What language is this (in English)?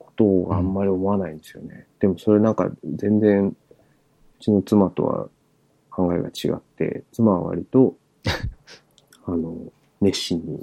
Japanese